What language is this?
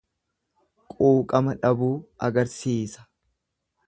Oromo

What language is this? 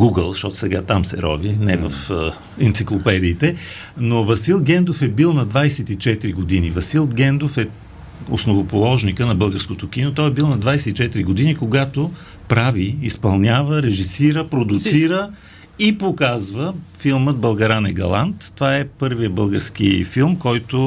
Bulgarian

